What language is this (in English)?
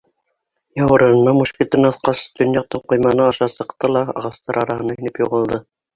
Bashkir